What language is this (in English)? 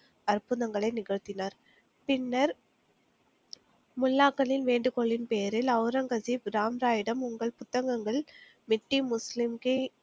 Tamil